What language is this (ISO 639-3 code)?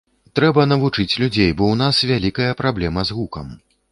bel